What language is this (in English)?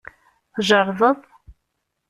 Kabyle